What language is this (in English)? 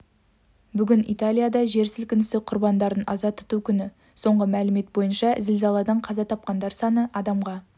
Kazakh